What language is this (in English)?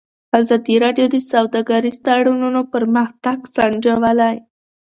Pashto